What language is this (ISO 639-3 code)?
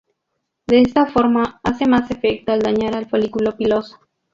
spa